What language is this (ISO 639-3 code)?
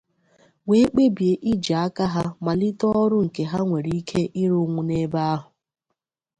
ibo